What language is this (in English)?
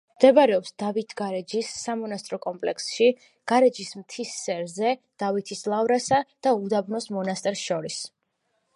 Georgian